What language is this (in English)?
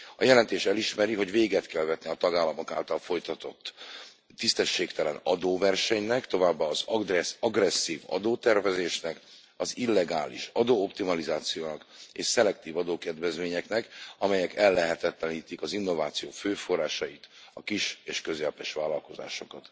Hungarian